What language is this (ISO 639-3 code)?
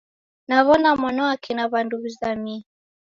dav